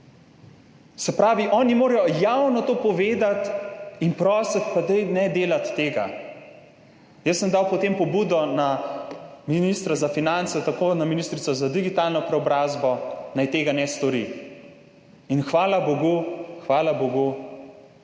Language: Slovenian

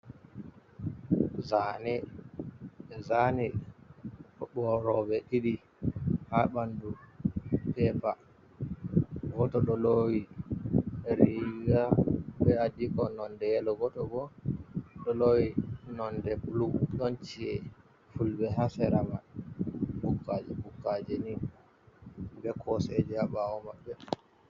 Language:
Fula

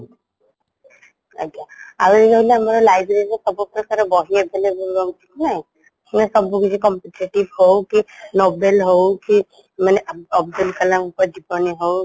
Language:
Odia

